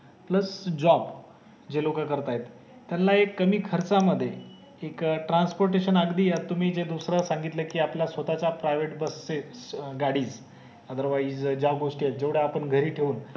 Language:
Marathi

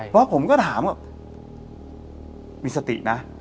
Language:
Thai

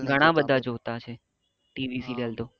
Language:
Gujarati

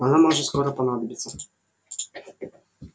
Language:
Russian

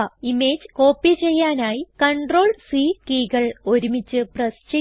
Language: Malayalam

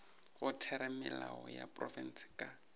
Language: Northern Sotho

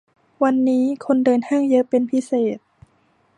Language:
Thai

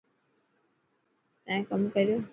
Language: Dhatki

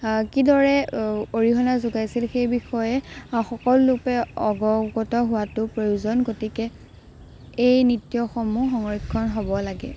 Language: Assamese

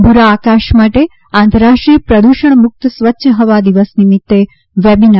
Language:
Gujarati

